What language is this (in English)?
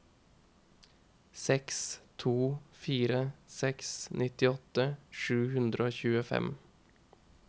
Norwegian